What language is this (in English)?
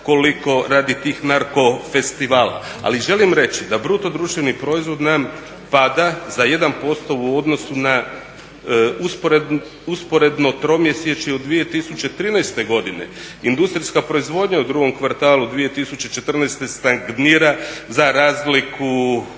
Croatian